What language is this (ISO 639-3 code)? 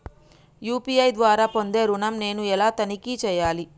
tel